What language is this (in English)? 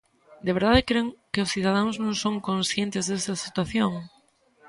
Galician